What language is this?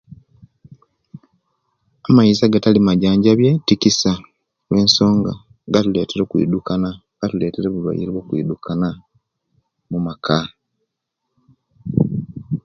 Kenyi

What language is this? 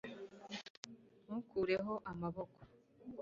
Kinyarwanda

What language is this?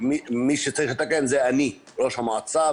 Hebrew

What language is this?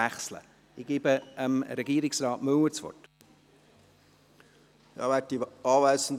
Swiss German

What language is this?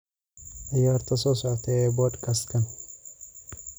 Somali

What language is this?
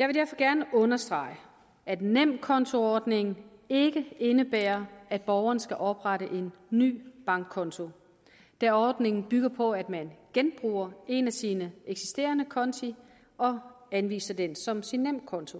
Danish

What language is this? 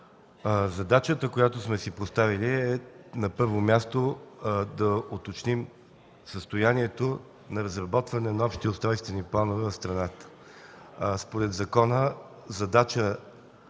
Bulgarian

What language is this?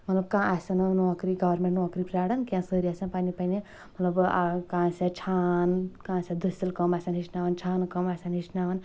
Kashmiri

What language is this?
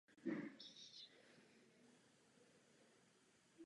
Czech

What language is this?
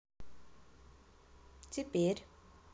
Russian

